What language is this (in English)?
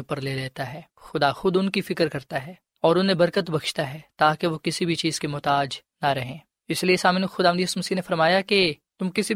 Urdu